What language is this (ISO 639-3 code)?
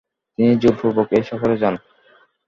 ben